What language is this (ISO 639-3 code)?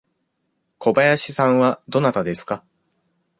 jpn